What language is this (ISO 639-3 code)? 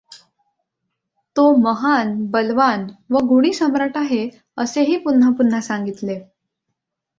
mar